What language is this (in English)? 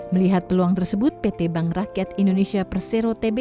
Indonesian